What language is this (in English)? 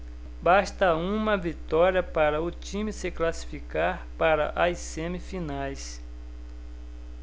Portuguese